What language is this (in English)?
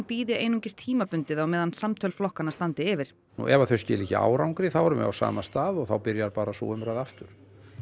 Icelandic